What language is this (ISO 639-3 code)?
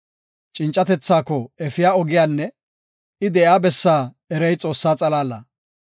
gof